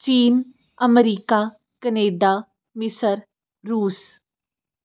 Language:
Punjabi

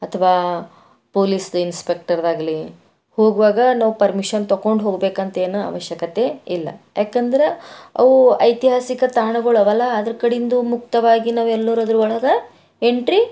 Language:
Kannada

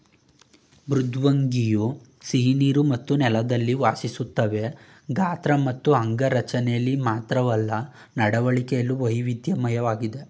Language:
Kannada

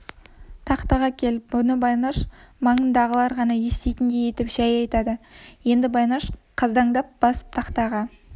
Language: Kazakh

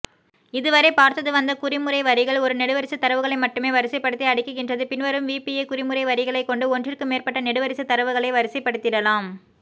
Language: Tamil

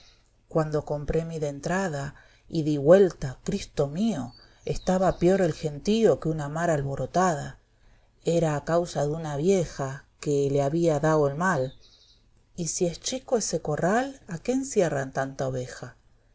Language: Spanish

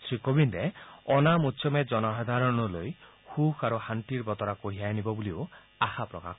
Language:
Assamese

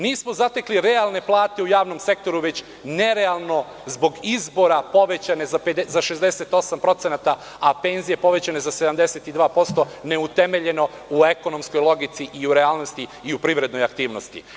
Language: Serbian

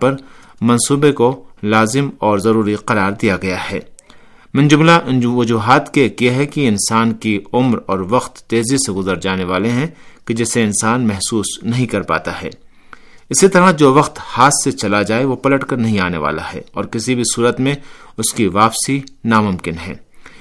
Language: Urdu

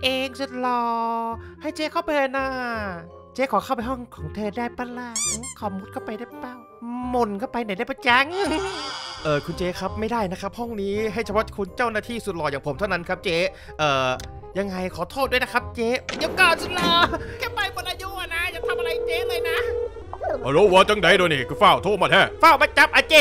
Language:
Thai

